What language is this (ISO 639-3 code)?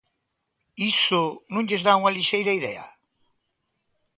glg